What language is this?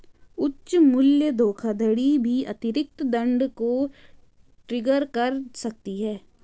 Hindi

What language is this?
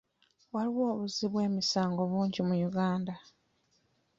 Ganda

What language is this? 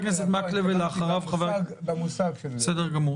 Hebrew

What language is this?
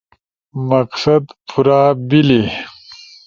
Ushojo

